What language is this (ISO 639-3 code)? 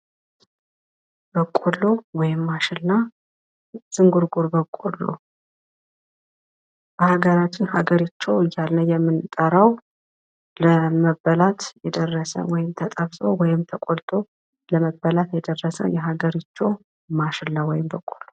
amh